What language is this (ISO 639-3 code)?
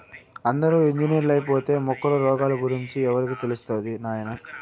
tel